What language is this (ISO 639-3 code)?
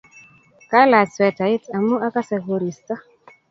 kln